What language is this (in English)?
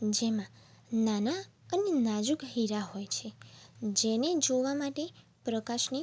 Gujarati